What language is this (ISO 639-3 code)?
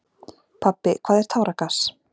isl